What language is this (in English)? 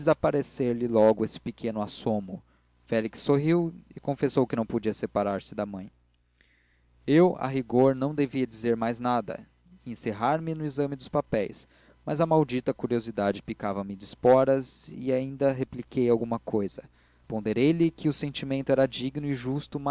Portuguese